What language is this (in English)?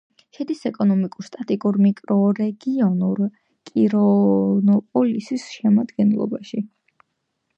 Georgian